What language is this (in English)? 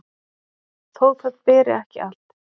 Icelandic